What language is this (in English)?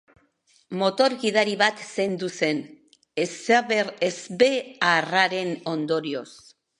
Basque